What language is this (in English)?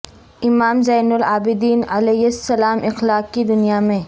Urdu